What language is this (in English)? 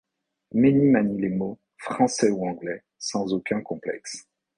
French